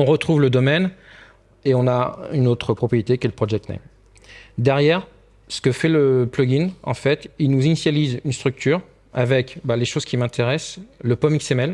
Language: French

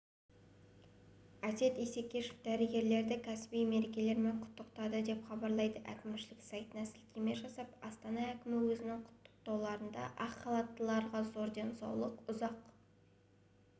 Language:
Kazakh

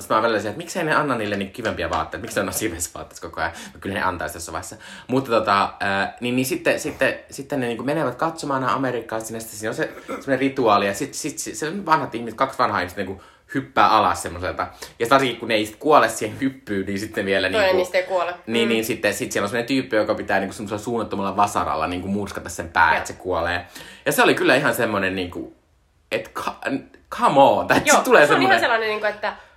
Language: Finnish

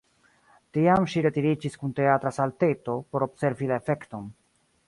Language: Esperanto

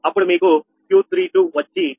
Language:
Telugu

